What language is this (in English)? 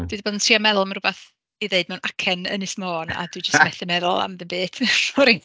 Welsh